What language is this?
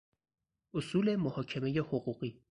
Persian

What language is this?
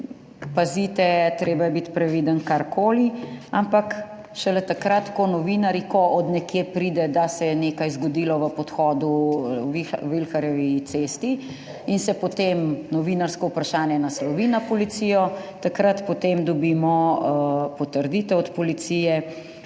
Slovenian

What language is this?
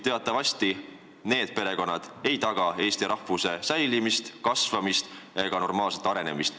Estonian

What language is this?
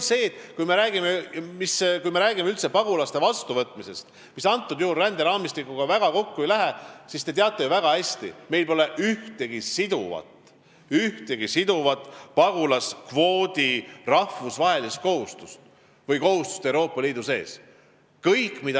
Estonian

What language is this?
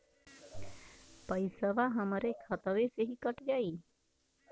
Bhojpuri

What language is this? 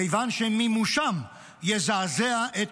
Hebrew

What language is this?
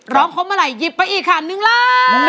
Thai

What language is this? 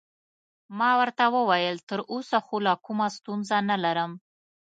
Pashto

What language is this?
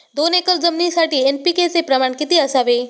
Marathi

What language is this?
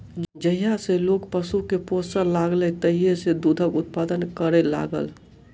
Maithili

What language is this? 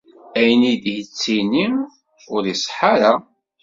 Kabyle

